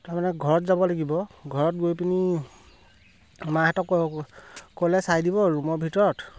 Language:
Assamese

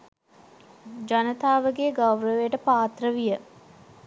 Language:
Sinhala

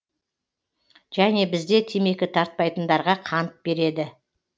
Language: Kazakh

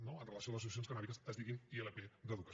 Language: Catalan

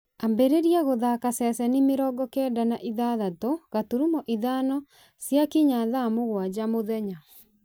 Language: Kikuyu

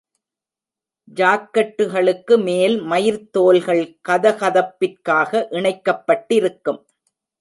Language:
Tamil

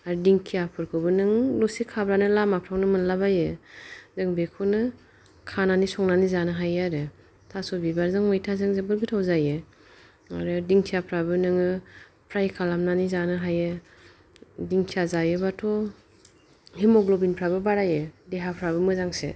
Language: Bodo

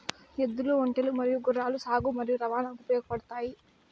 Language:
Telugu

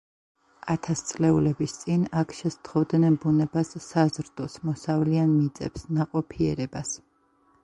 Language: Georgian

